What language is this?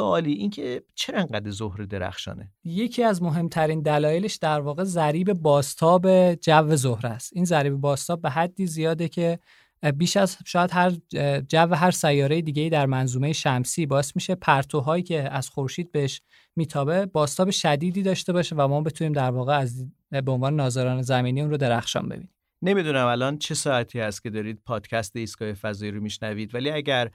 Persian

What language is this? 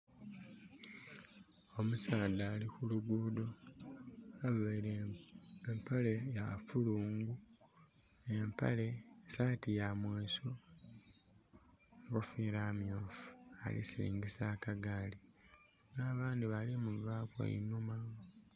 Soga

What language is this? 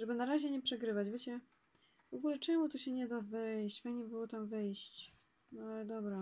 Polish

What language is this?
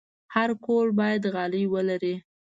Pashto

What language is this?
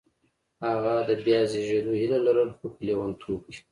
Pashto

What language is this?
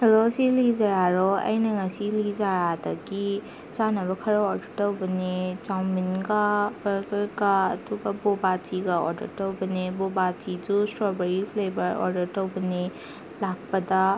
Manipuri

